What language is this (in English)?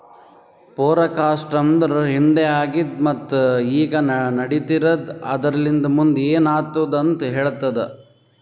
Kannada